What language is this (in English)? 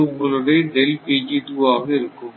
Tamil